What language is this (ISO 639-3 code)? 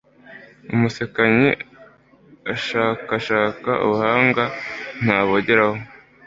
kin